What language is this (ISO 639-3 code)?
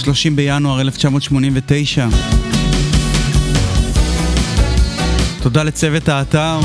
heb